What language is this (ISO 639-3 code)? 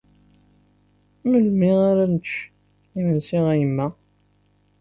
kab